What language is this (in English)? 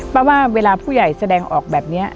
Thai